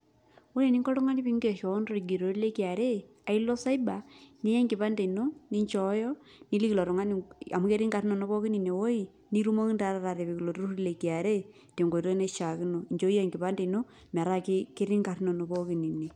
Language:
Masai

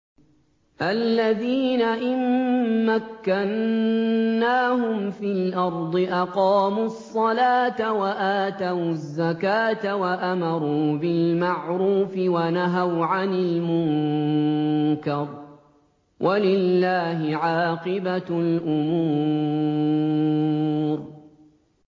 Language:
Arabic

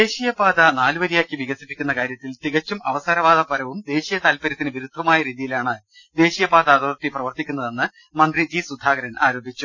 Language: Malayalam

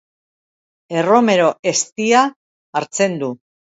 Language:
Basque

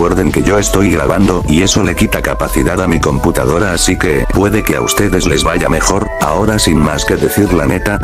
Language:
Spanish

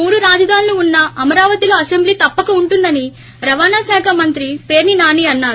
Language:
Telugu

